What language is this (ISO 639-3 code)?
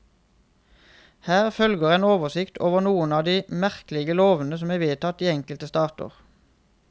nor